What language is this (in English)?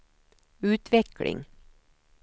Swedish